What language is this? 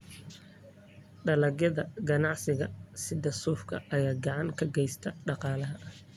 Somali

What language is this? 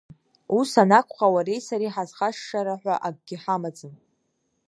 Abkhazian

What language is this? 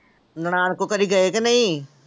Punjabi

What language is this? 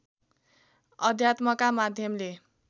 Nepali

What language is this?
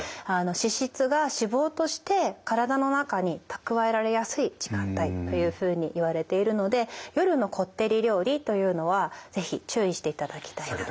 Japanese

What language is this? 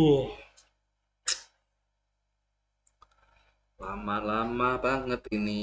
Indonesian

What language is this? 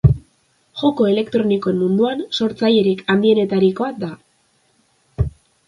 Basque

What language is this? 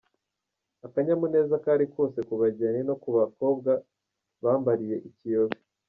Kinyarwanda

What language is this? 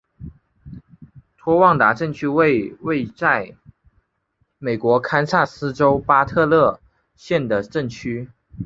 Chinese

